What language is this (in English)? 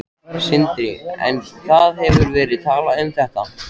Icelandic